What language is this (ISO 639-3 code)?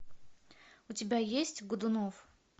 rus